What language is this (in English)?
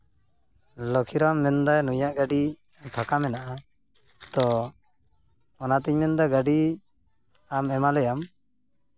Santali